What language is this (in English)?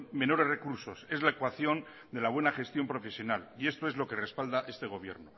Spanish